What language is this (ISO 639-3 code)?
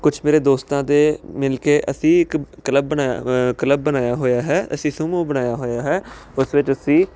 pan